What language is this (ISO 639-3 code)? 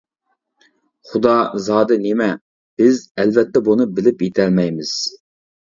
uig